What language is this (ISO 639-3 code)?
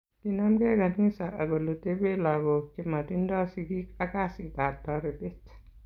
kln